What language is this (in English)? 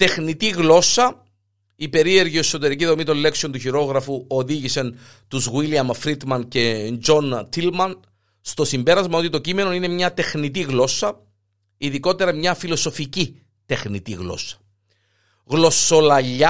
Greek